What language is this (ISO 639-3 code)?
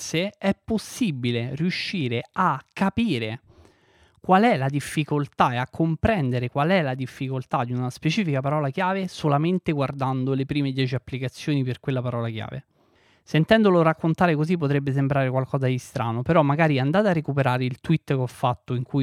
ita